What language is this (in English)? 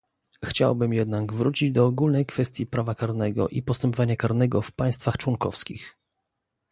Polish